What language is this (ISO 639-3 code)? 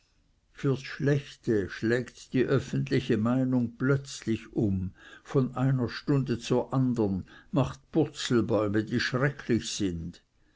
deu